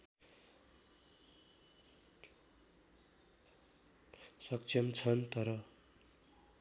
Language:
Nepali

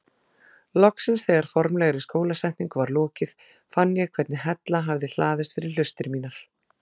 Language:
Icelandic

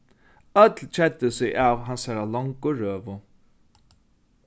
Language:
Faroese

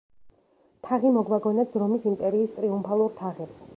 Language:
Georgian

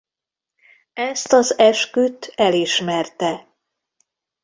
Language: Hungarian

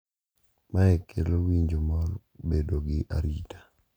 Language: Luo (Kenya and Tanzania)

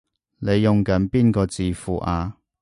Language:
Cantonese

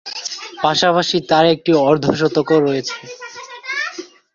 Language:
Bangla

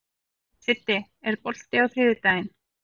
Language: Icelandic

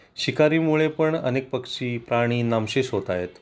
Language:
Marathi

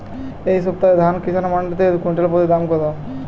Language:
Bangla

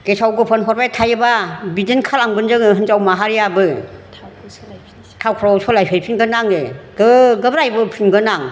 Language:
Bodo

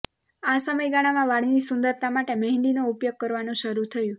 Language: Gujarati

